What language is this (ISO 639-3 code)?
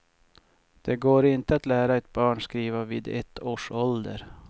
swe